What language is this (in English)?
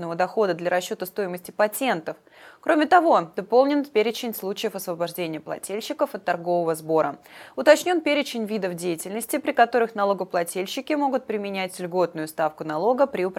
Russian